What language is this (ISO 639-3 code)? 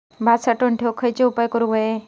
mar